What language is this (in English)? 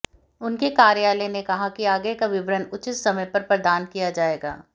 Hindi